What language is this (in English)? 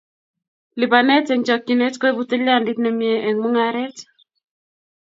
Kalenjin